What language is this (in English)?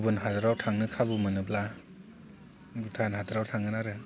Bodo